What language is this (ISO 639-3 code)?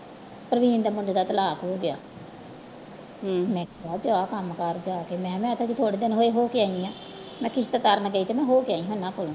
pan